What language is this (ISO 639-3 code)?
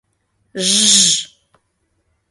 chm